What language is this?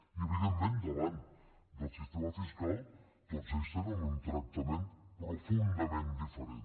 Catalan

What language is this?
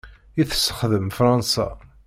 Kabyle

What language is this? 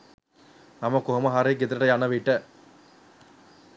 Sinhala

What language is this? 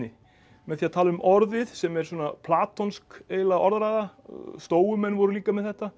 Icelandic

